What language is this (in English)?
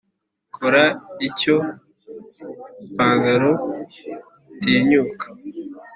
Kinyarwanda